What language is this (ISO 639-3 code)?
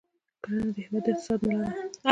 pus